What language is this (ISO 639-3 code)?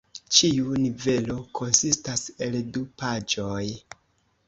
epo